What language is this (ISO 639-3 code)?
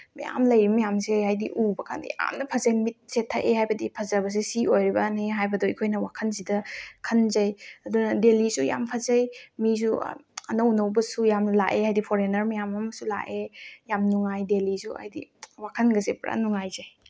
mni